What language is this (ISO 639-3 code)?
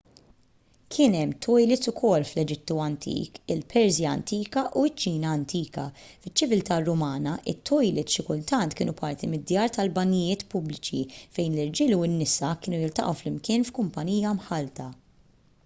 mlt